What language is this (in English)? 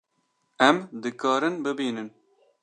Kurdish